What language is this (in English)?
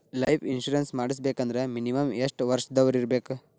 Kannada